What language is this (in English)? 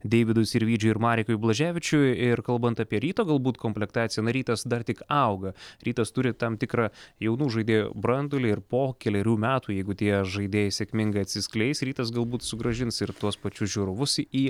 Lithuanian